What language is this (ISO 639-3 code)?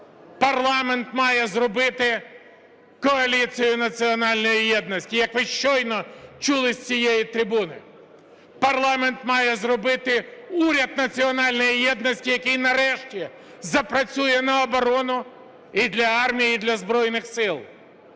ukr